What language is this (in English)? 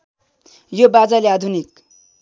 Nepali